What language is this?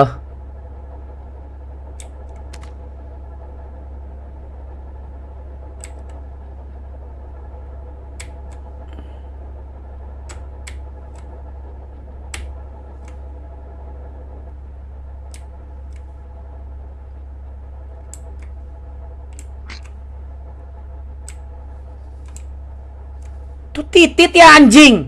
Indonesian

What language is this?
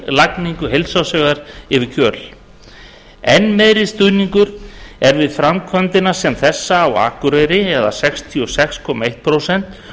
Icelandic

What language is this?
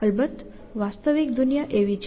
Gujarati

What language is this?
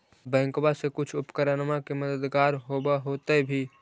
Magahi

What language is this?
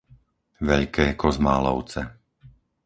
Slovak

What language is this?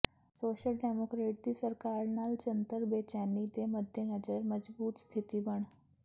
Punjabi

